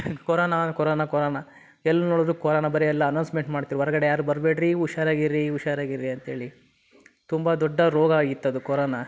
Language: Kannada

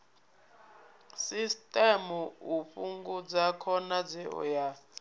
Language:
Venda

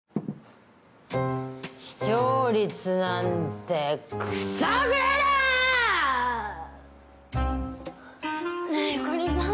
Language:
Japanese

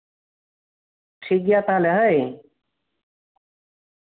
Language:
Santali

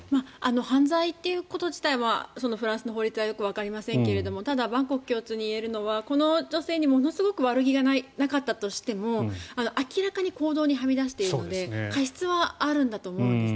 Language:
Japanese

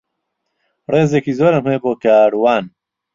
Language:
Central Kurdish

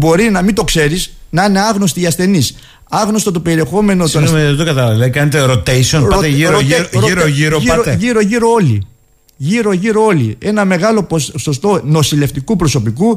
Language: Greek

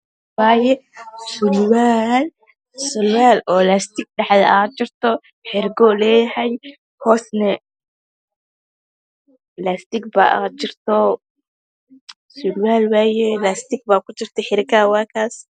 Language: Somali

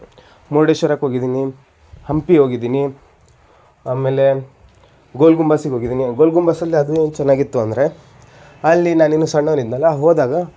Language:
Kannada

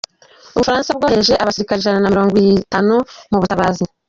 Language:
Kinyarwanda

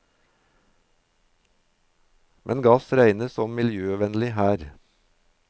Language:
Norwegian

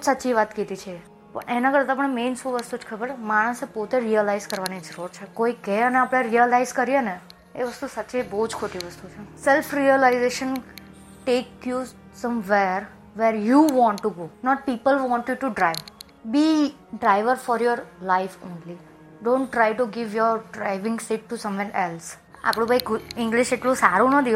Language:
Gujarati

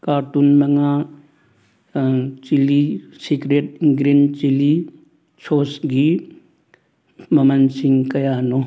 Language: Manipuri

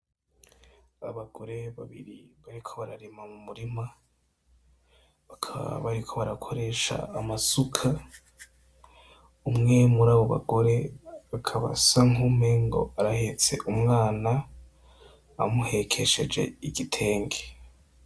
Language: Rundi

